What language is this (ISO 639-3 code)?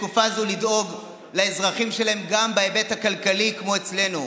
heb